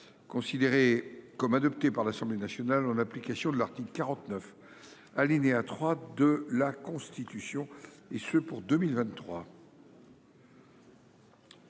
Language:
French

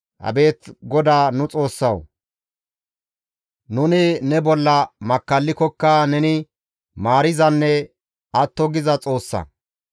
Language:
Gamo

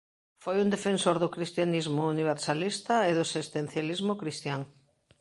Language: Galician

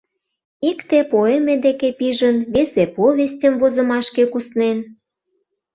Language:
Mari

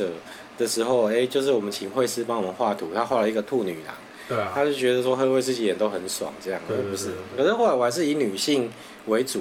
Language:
Chinese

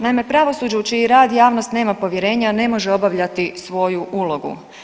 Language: Croatian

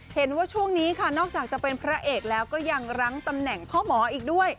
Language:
Thai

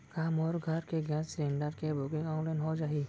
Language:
Chhattisgarhi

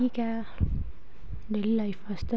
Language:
Dogri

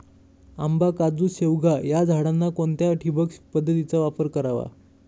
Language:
Marathi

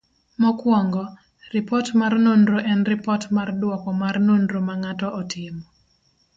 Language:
Luo (Kenya and Tanzania)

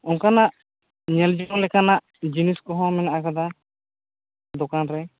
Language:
Santali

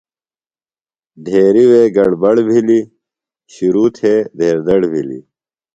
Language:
Phalura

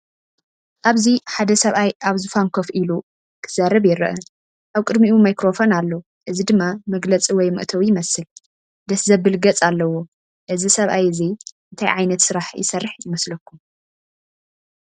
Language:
Tigrinya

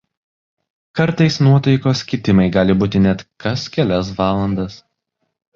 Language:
Lithuanian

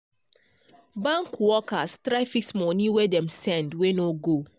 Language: Nigerian Pidgin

